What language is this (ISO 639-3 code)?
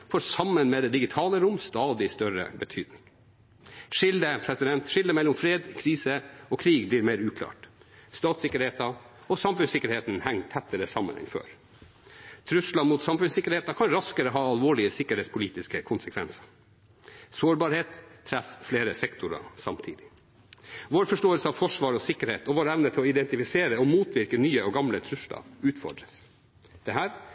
nob